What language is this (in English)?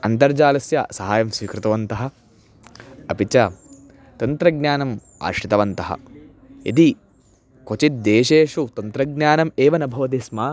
Sanskrit